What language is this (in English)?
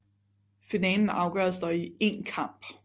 Danish